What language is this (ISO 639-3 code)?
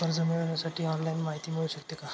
mar